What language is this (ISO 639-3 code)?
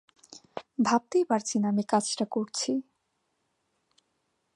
ben